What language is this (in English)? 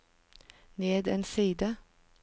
Norwegian